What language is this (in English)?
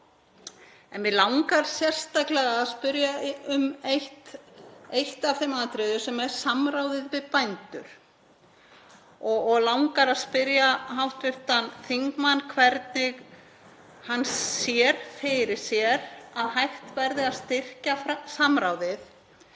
Icelandic